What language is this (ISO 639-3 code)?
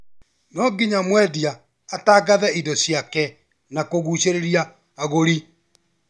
kik